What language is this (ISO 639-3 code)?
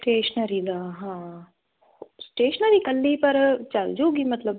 pan